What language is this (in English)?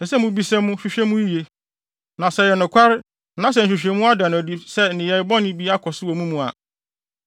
Akan